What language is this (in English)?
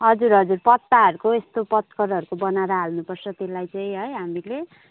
Nepali